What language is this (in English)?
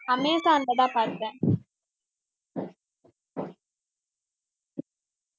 Tamil